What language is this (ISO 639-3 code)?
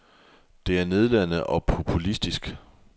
dan